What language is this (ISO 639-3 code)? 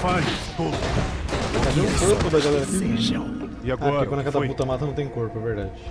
por